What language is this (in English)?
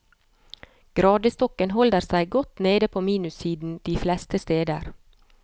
Norwegian